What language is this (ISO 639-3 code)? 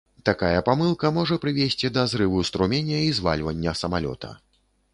bel